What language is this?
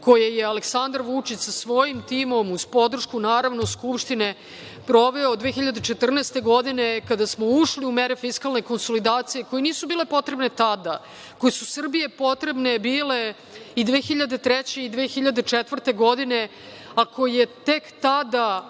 Serbian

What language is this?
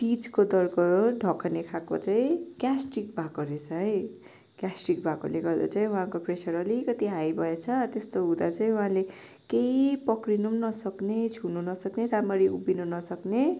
Nepali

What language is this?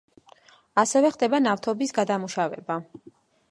Georgian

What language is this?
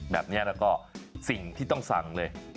Thai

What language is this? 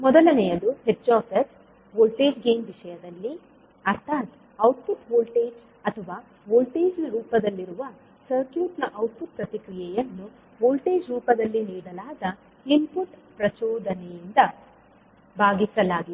Kannada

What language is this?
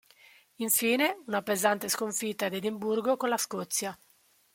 Italian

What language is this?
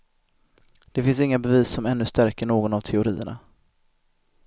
Swedish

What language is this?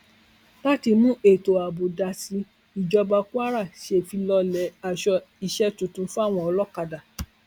Yoruba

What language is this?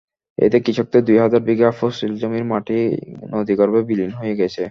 Bangla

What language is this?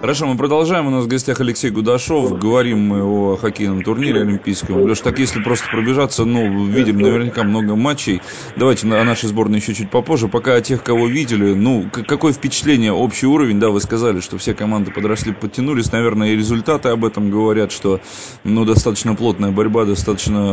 Russian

